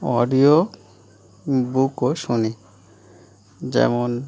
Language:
Bangla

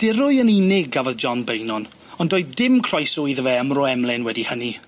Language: Welsh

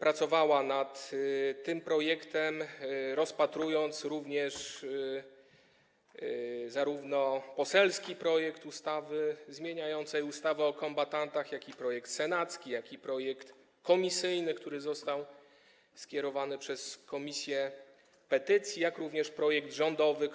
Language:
Polish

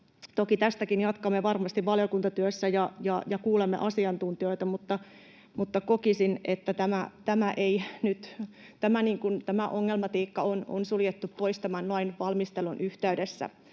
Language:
Finnish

